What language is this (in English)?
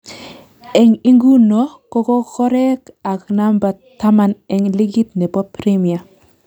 Kalenjin